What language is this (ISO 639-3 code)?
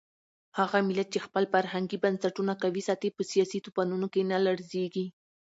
pus